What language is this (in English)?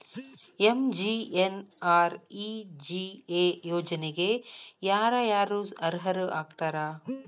Kannada